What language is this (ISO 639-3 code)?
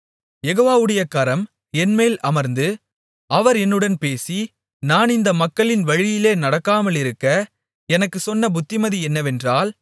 tam